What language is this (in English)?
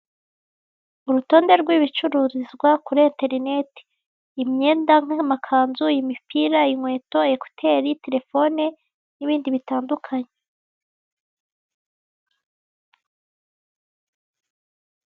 Kinyarwanda